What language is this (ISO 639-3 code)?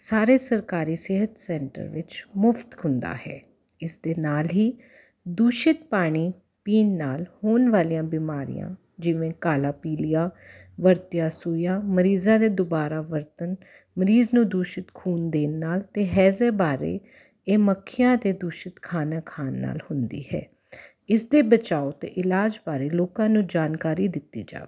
pan